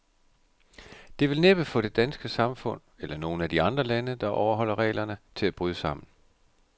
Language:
Danish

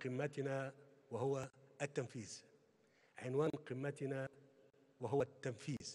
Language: Arabic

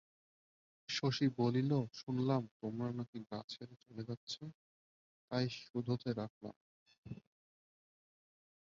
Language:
Bangla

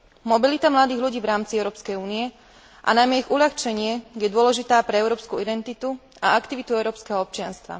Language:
Slovak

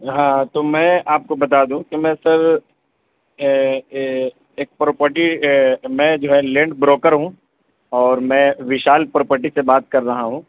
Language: Urdu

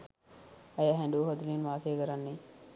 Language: Sinhala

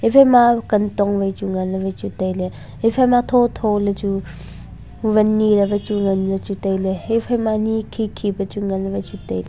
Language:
Wancho Naga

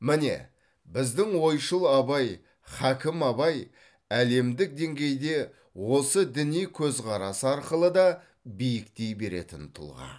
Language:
Kazakh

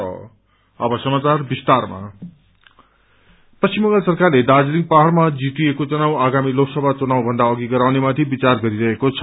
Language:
Nepali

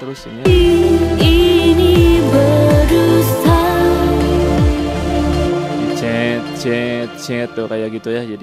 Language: Indonesian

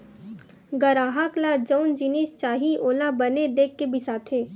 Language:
Chhattisgarhi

